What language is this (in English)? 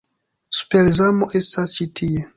Esperanto